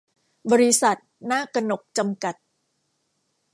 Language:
Thai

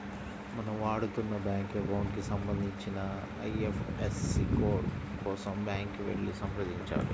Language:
Telugu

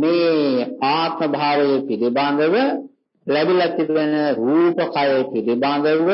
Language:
Vietnamese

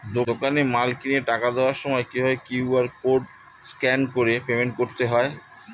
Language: Bangla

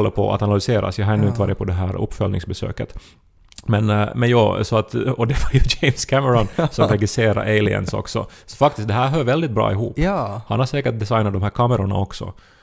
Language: Swedish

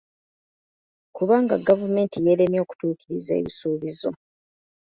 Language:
Ganda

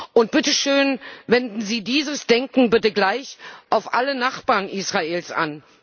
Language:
German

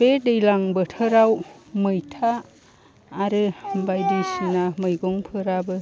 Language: Bodo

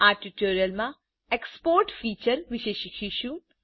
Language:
Gujarati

